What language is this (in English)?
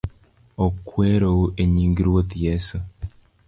Luo (Kenya and Tanzania)